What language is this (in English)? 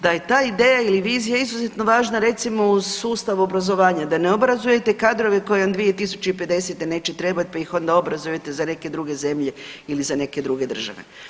Croatian